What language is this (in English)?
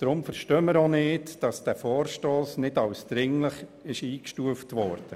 Swiss German